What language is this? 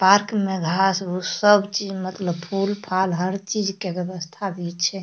Maithili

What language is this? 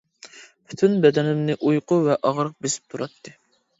Uyghur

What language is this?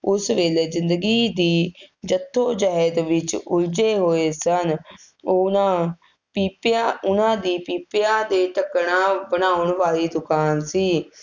Punjabi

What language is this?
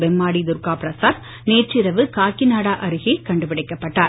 Tamil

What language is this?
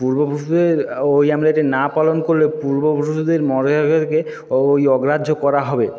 Bangla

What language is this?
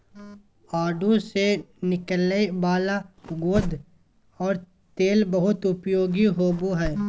Magahi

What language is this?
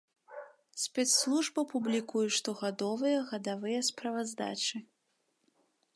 Belarusian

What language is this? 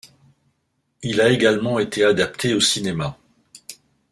French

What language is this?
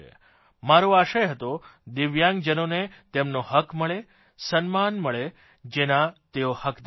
Gujarati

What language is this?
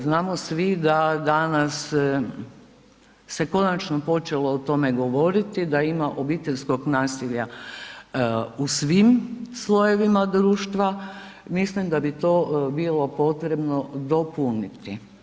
Croatian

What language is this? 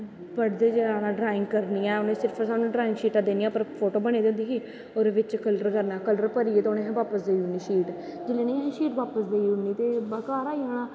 Dogri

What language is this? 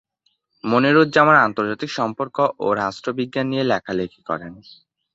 Bangla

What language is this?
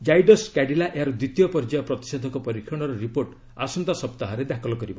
Odia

